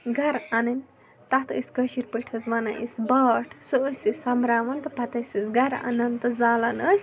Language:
Kashmiri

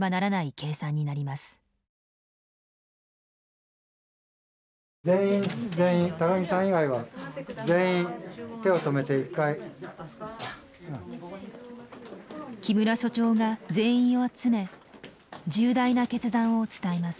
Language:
Japanese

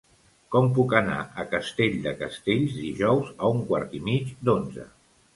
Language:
Catalan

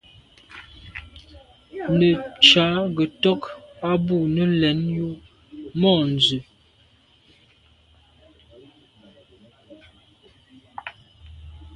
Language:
Medumba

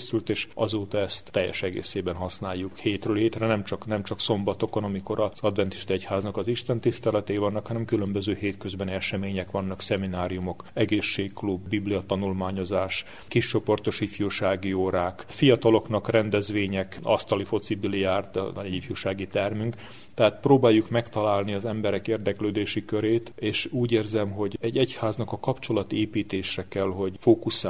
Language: Hungarian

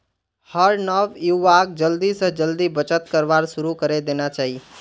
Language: Magahi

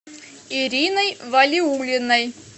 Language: Russian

